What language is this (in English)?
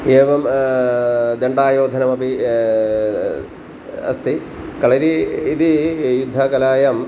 Sanskrit